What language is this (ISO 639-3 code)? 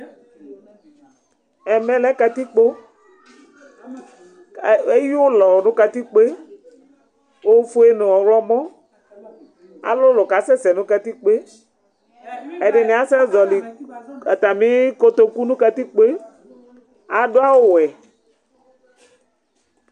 kpo